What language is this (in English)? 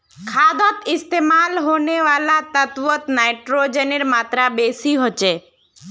Magahi